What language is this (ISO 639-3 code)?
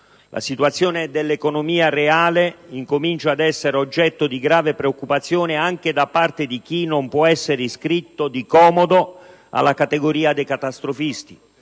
ita